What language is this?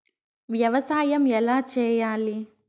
Telugu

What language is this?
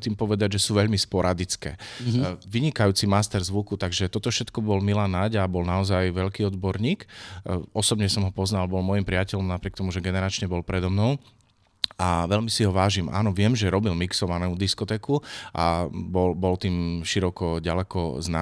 Slovak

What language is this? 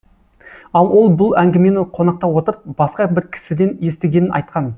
Kazakh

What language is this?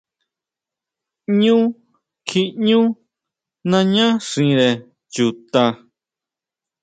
Huautla Mazatec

